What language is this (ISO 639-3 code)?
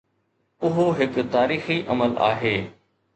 snd